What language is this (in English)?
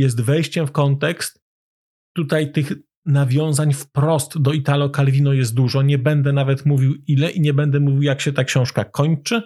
Polish